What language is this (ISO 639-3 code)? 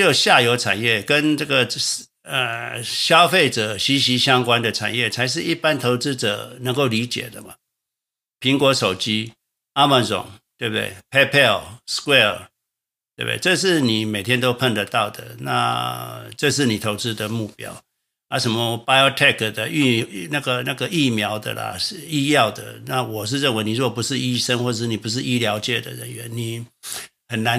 zho